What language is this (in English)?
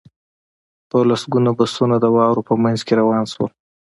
Pashto